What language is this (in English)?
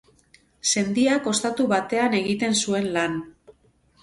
Basque